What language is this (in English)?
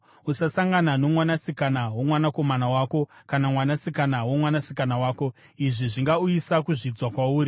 Shona